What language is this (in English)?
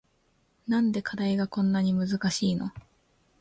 Japanese